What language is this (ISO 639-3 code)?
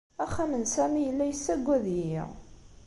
kab